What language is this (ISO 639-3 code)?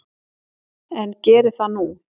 isl